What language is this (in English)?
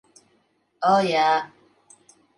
Latvian